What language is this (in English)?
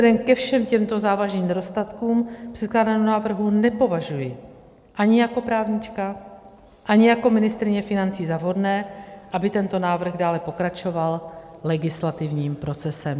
Czech